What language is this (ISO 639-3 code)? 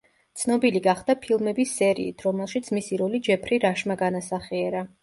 kat